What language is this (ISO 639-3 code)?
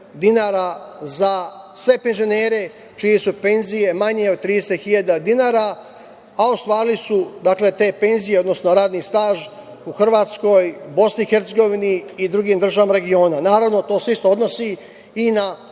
srp